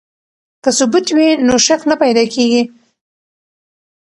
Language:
Pashto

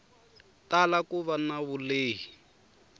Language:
Tsonga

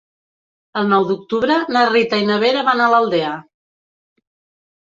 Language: Catalan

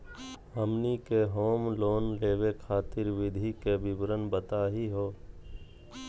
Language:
Magahi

